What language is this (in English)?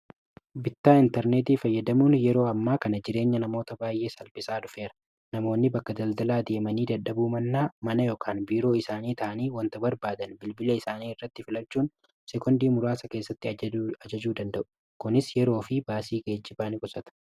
Oromo